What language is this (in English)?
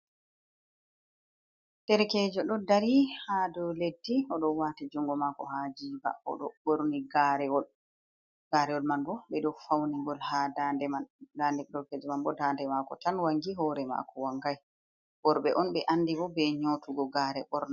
Fula